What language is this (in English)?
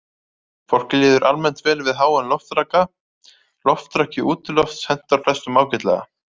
Icelandic